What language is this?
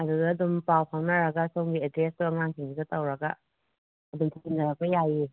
Manipuri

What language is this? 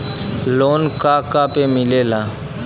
Bhojpuri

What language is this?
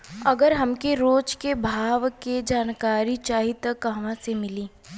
Bhojpuri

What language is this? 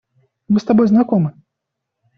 Russian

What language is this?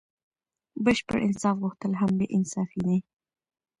Pashto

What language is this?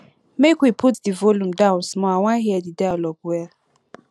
Nigerian Pidgin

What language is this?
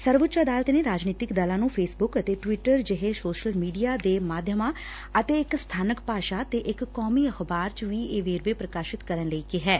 Punjabi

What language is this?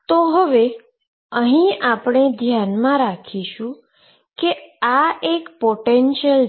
Gujarati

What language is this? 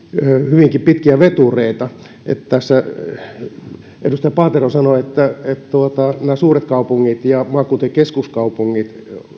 Finnish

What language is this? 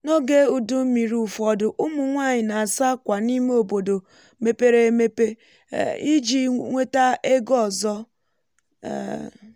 Igbo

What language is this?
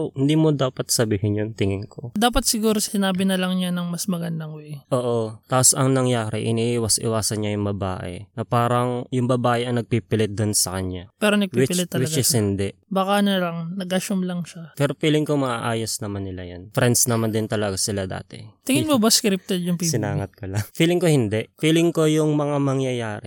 Filipino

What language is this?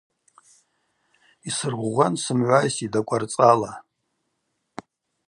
Abaza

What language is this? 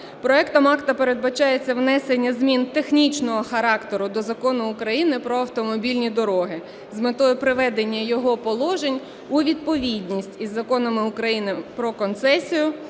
Ukrainian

